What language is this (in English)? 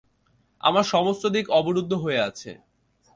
Bangla